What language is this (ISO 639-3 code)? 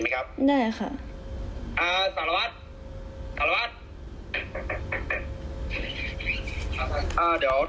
tha